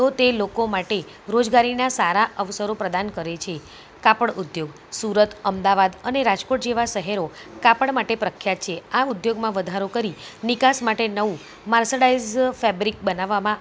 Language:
Gujarati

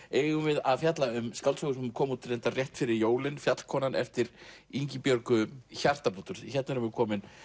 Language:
Icelandic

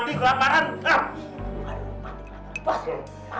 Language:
Indonesian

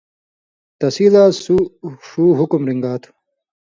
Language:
Indus Kohistani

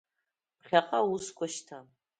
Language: Abkhazian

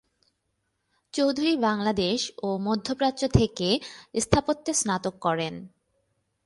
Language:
Bangla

